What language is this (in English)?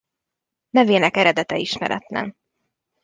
Hungarian